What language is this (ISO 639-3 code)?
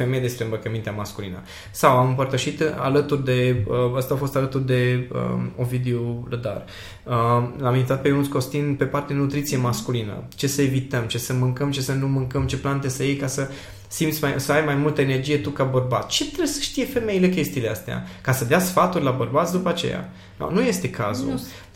ron